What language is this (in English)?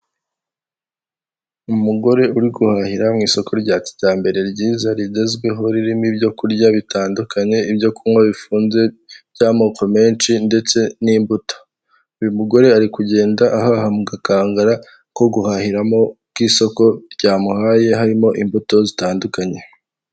Kinyarwanda